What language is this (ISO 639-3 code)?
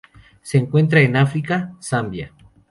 spa